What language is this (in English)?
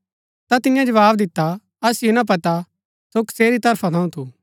Gaddi